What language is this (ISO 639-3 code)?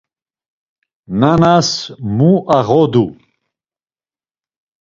lzz